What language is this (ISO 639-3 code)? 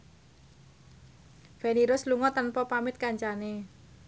jav